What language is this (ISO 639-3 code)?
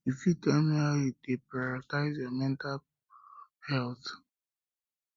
pcm